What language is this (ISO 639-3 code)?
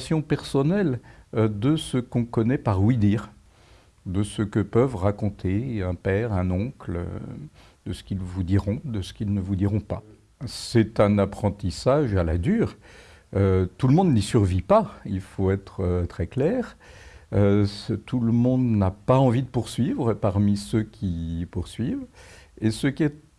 fra